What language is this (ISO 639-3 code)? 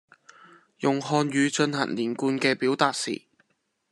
yue